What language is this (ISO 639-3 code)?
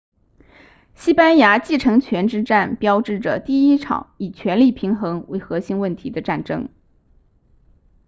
zho